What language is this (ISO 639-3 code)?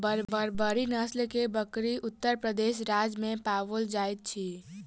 mai